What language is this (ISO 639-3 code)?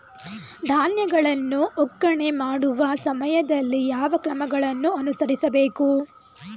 kan